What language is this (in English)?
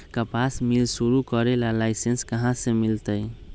Magahi